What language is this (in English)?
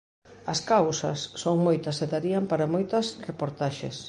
Galician